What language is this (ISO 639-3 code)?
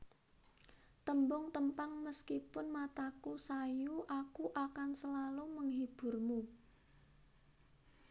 jav